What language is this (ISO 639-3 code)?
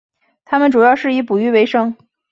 zho